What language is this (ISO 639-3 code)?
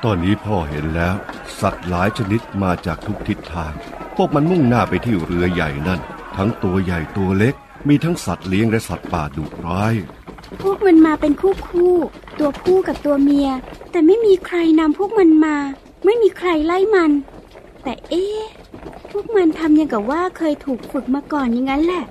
tha